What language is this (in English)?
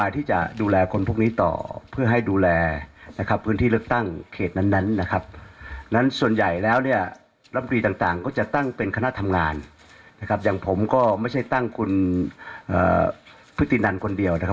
Thai